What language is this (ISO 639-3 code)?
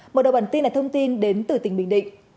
vie